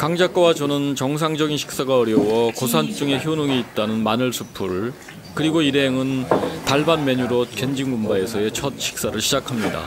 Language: Korean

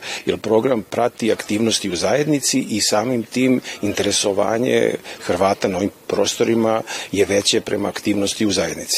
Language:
Croatian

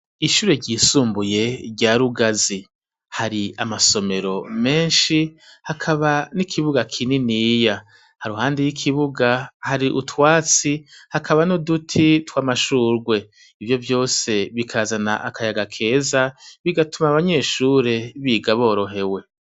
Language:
Rundi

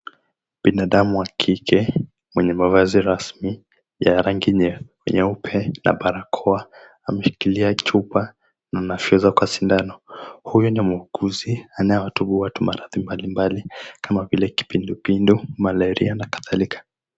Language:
Swahili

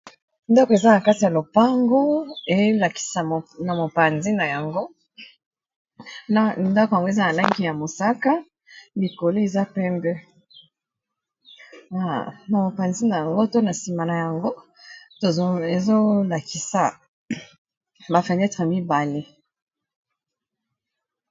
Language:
Lingala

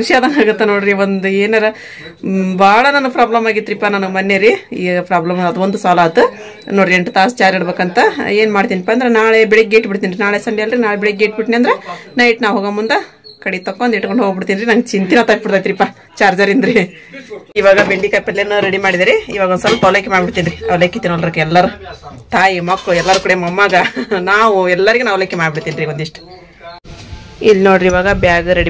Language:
Indonesian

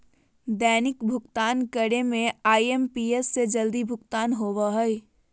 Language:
Magahi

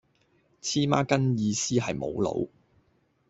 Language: Cantonese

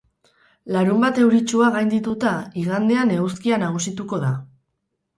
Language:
Basque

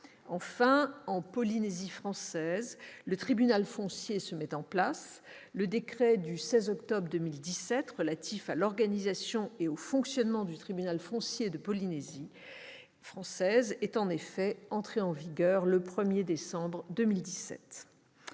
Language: French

